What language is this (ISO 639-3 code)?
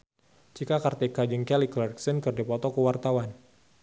sun